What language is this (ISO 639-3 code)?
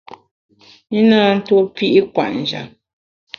bax